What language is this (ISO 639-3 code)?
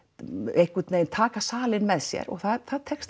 isl